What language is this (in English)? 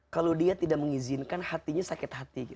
Indonesian